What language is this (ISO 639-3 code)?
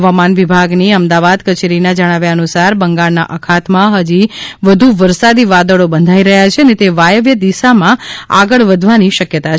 guj